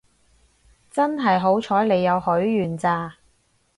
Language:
Cantonese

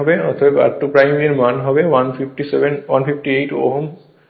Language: Bangla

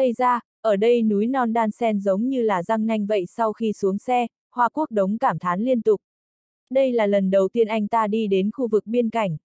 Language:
Vietnamese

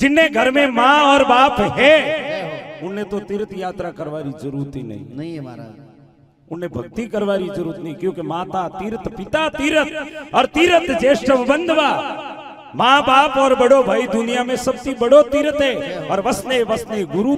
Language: Hindi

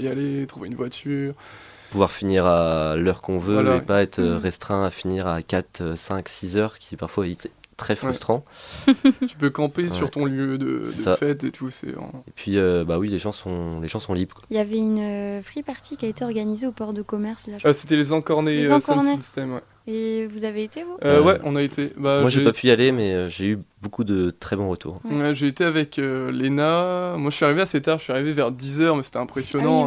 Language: French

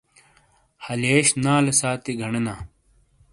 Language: Shina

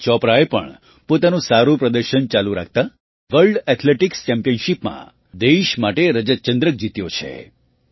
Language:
Gujarati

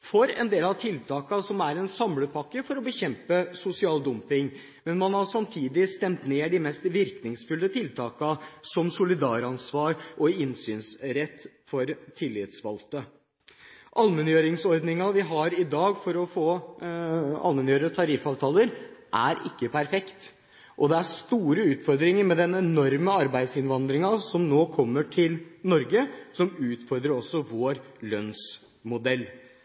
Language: Norwegian Bokmål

